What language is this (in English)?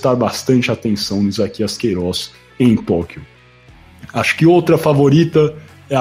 Portuguese